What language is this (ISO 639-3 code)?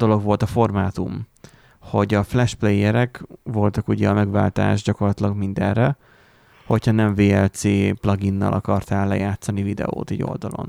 hun